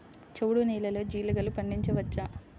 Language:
Telugu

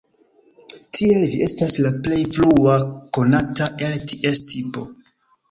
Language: Esperanto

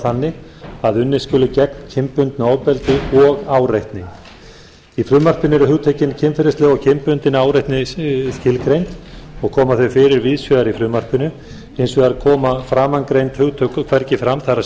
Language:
Icelandic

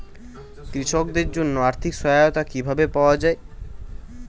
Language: Bangla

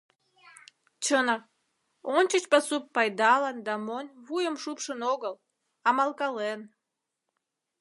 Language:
Mari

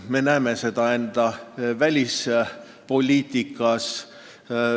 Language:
Estonian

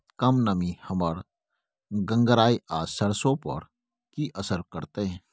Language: Maithili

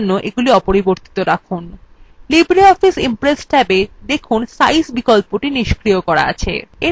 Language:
Bangla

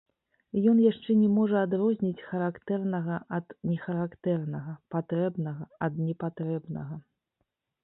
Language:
Belarusian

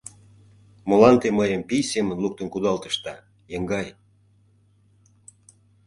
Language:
Mari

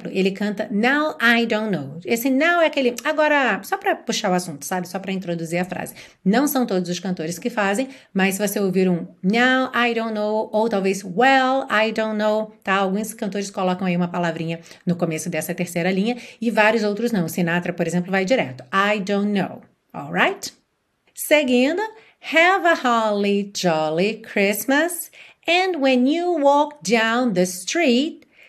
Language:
Portuguese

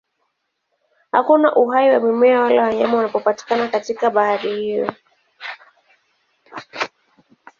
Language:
Swahili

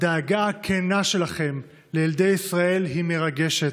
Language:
Hebrew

